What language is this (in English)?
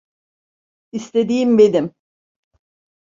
Turkish